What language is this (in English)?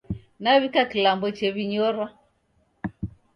Taita